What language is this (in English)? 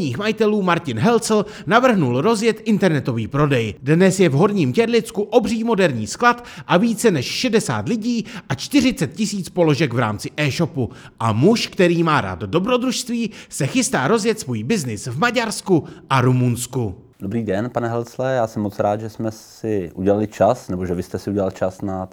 Czech